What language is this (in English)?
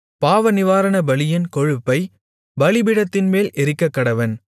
Tamil